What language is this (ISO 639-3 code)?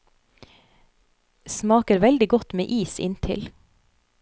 nor